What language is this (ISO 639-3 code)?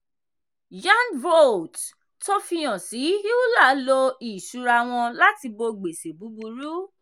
yor